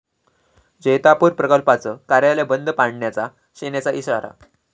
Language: Marathi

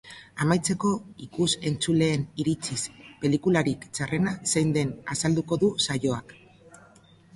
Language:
Basque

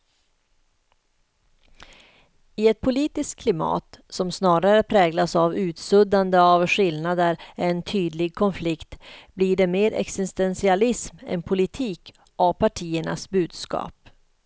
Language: Swedish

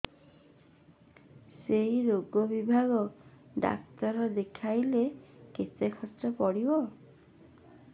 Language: Odia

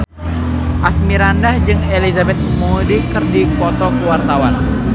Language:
Sundanese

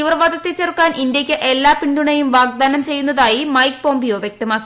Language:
Malayalam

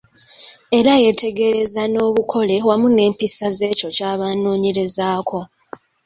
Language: Ganda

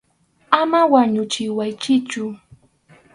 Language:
Arequipa-La Unión Quechua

